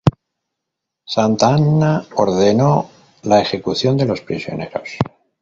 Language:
Spanish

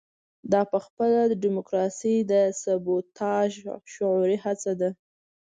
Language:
Pashto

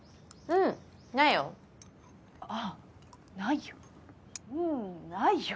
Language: Japanese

